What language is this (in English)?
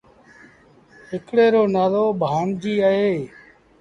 Sindhi Bhil